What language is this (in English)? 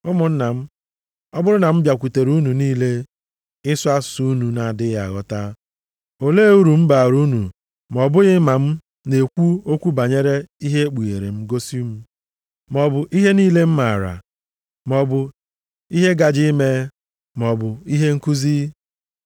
Igbo